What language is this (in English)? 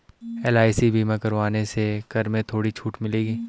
Hindi